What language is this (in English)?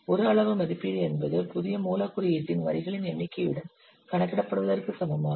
Tamil